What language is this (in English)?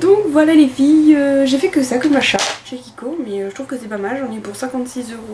French